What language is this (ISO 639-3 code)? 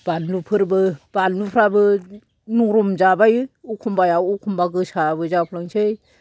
brx